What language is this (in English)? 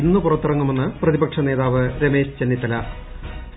Malayalam